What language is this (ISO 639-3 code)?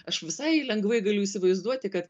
lit